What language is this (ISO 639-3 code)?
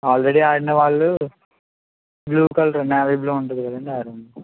tel